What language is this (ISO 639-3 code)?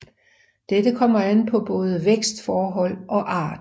dan